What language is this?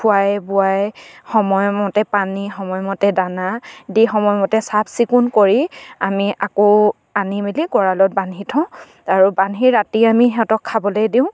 Assamese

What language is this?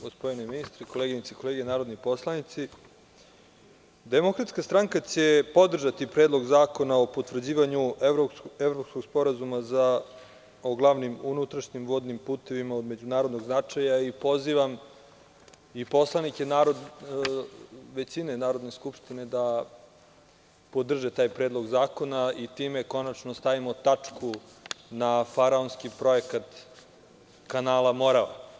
Serbian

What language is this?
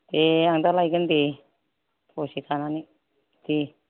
Bodo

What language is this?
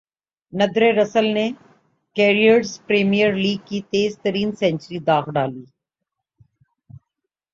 Urdu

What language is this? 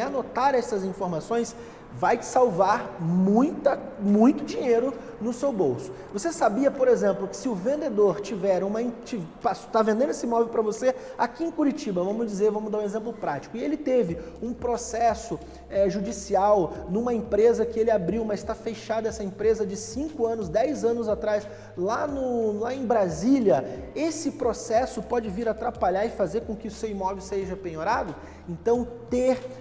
Portuguese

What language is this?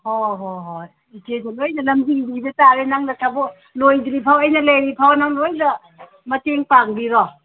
Manipuri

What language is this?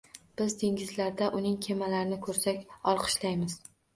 Uzbek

